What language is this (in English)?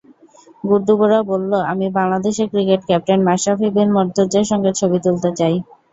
Bangla